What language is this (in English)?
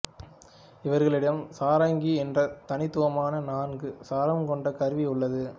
Tamil